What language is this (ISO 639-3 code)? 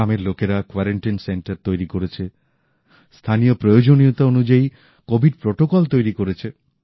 ben